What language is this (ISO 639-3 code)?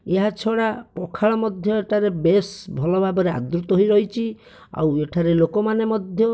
ori